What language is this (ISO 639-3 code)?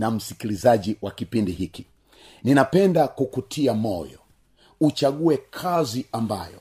swa